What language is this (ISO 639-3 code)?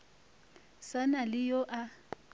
nso